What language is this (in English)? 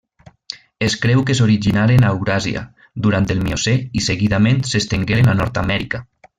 Catalan